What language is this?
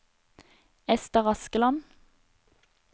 Norwegian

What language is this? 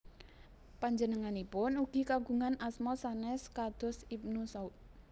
Javanese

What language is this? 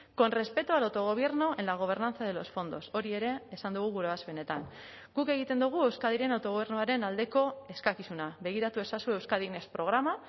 Basque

